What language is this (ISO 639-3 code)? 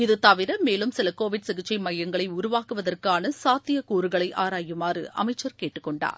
tam